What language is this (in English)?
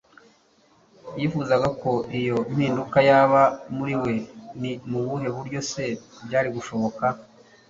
Kinyarwanda